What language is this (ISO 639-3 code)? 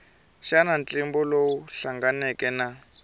tso